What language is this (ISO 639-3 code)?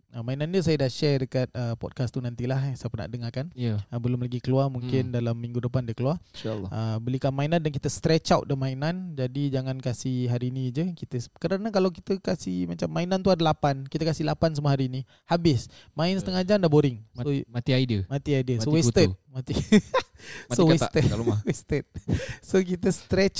msa